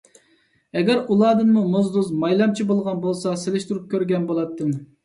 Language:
Uyghur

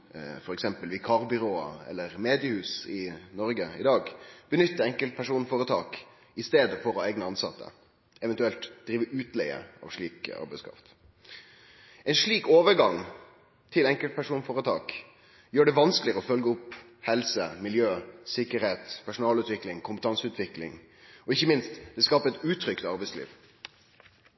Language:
Norwegian Nynorsk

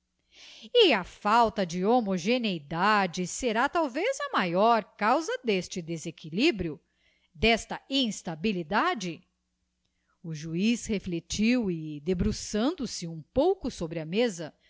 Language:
Portuguese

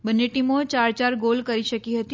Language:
Gujarati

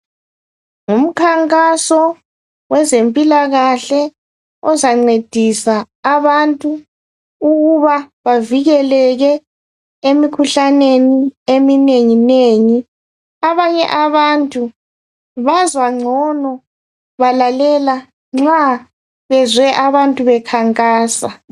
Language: North Ndebele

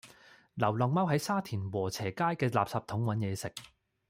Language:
Cantonese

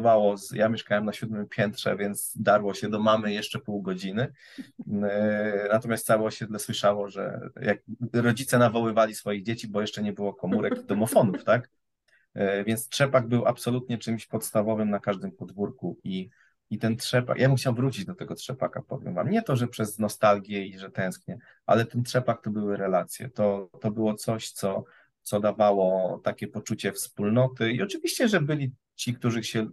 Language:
Polish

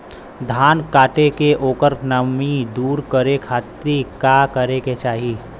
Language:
Bhojpuri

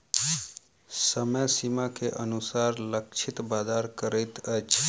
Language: Maithili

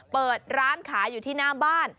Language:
Thai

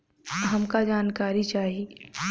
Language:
Bhojpuri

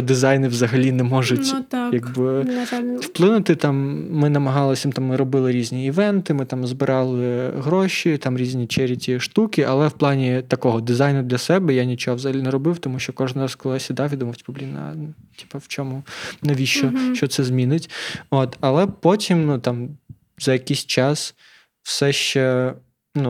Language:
Ukrainian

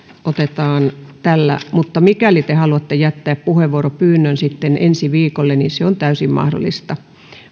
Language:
Finnish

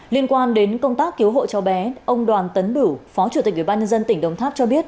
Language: Vietnamese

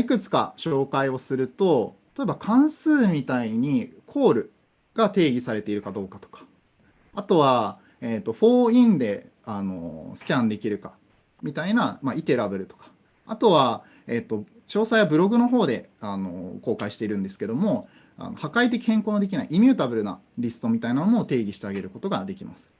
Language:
Japanese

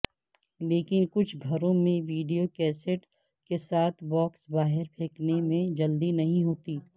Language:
Urdu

